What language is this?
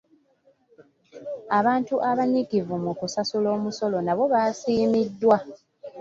Ganda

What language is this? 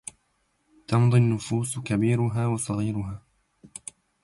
Arabic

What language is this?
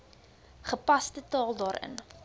Afrikaans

